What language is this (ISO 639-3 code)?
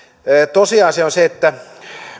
fin